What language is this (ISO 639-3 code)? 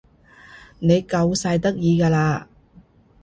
yue